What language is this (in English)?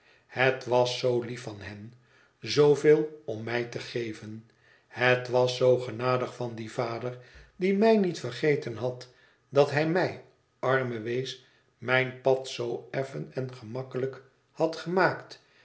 Dutch